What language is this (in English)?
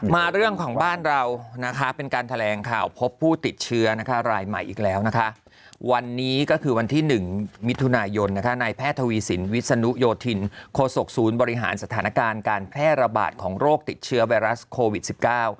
Thai